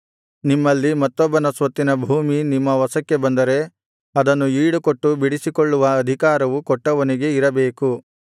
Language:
Kannada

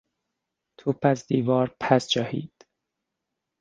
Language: Persian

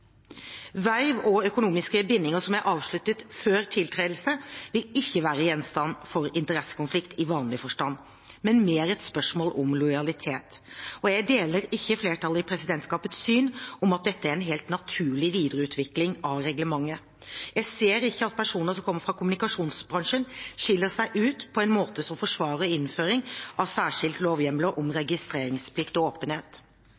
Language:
Norwegian Bokmål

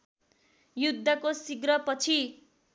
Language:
Nepali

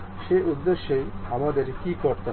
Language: Bangla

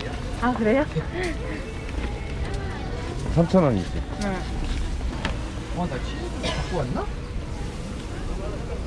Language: Korean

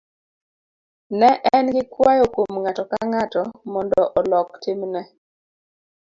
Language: Luo (Kenya and Tanzania)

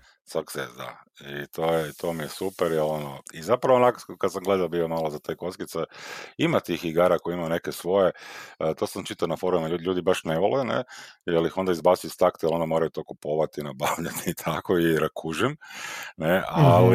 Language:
Croatian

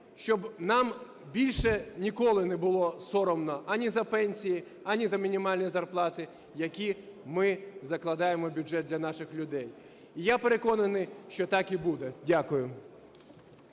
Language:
Ukrainian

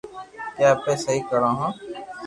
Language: Loarki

